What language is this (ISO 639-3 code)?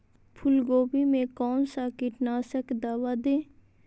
mag